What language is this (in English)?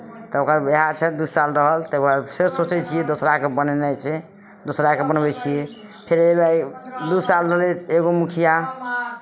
Maithili